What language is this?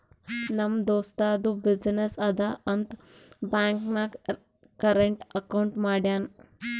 Kannada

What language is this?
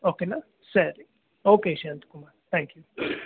Kannada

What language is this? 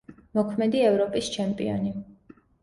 Georgian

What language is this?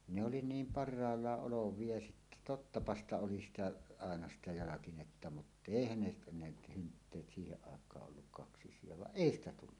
Finnish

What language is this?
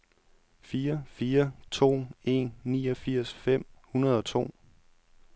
Danish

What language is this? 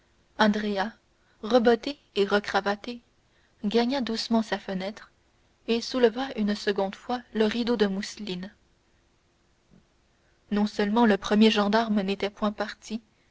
French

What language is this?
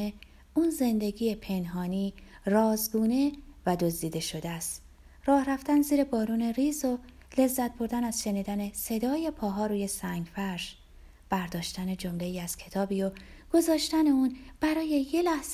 Persian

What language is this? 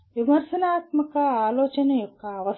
Telugu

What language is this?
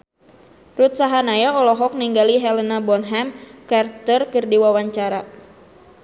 Sundanese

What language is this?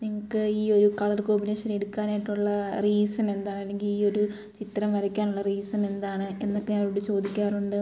Malayalam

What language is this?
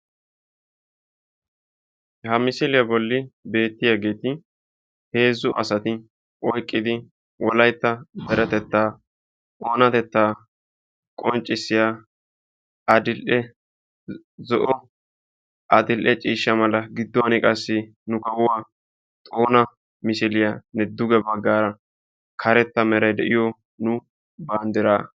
Wolaytta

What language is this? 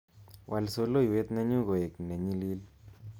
Kalenjin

